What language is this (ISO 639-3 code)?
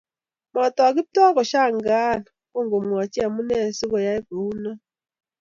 kln